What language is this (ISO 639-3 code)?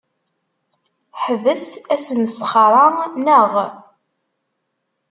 kab